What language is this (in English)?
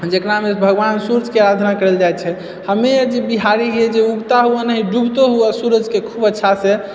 Maithili